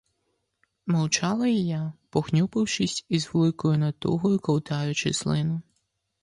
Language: Ukrainian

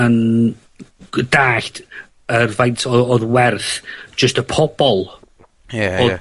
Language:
Welsh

